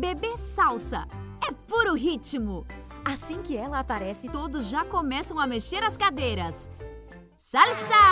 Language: Portuguese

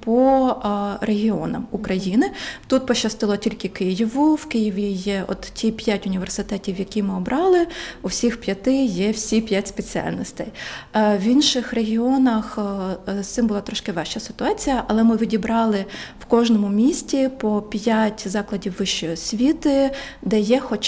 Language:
Ukrainian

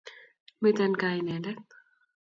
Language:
Kalenjin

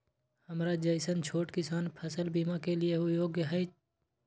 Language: Maithili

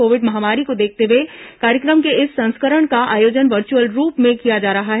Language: Hindi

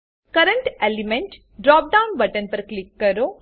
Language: Gujarati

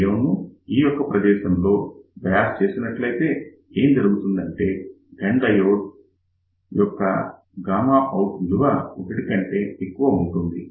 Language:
Telugu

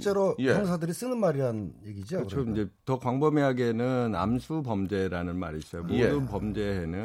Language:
Korean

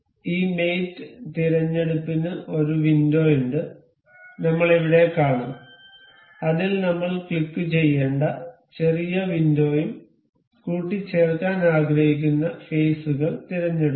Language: Malayalam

